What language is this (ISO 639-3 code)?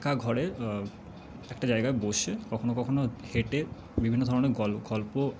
ben